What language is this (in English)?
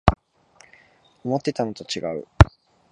Japanese